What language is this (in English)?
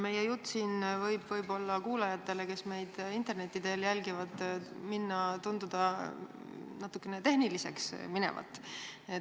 Estonian